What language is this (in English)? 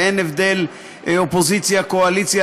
Hebrew